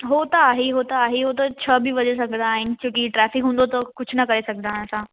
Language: Sindhi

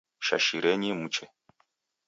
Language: Taita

